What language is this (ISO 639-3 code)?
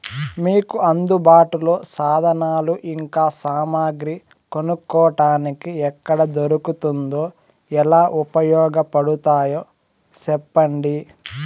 tel